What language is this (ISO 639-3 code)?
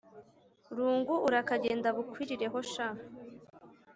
kin